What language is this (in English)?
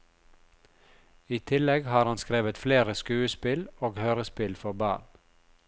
Norwegian